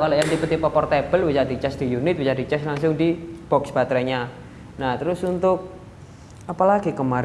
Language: Indonesian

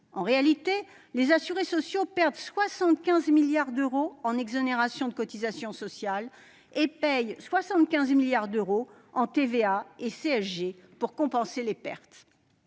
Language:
French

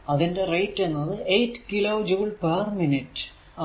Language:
Malayalam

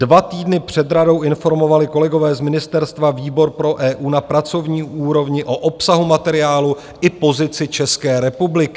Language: Czech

